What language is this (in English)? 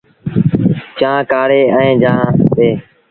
Sindhi Bhil